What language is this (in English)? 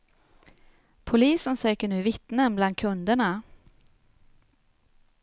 Swedish